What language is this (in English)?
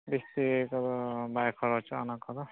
Santali